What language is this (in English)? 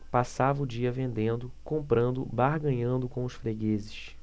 Portuguese